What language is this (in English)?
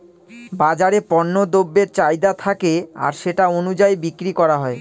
Bangla